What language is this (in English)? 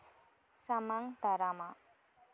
Santali